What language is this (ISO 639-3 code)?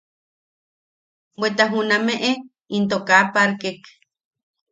yaq